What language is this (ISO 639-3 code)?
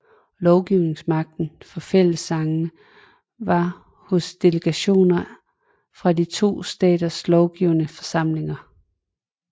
dan